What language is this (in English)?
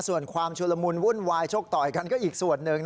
Thai